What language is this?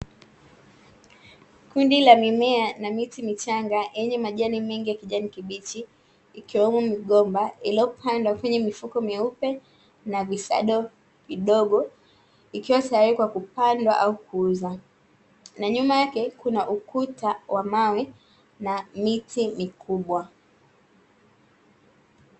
Swahili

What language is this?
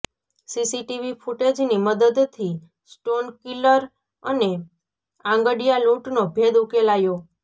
Gujarati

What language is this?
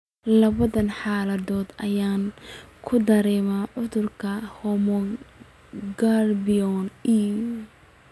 Somali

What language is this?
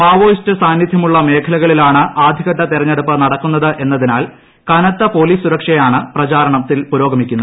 Malayalam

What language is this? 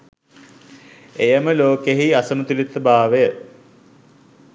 Sinhala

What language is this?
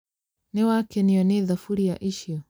Kikuyu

